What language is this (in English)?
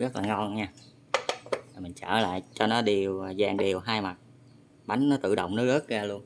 Vietnamese